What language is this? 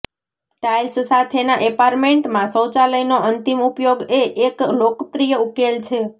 Gujarati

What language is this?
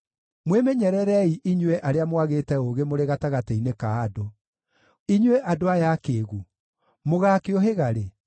Kikuyu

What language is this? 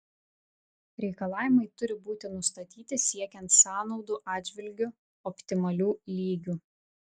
Lithuanian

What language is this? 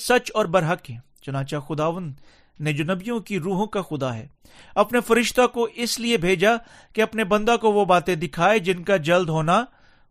Urdu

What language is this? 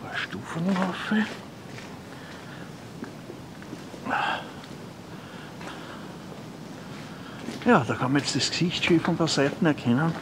German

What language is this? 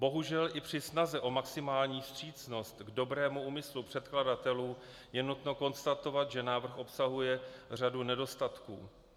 Czech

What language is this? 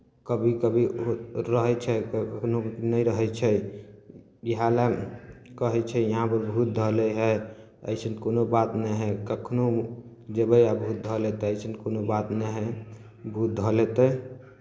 Maithili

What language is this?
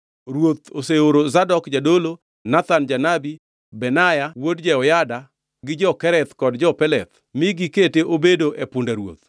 Luo (Kenya and Tanzania)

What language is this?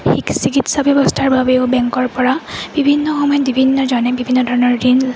Assamese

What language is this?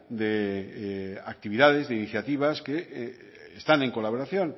Spanish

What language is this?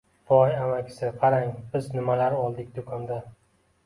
Uzbek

